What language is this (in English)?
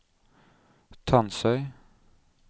Norwegian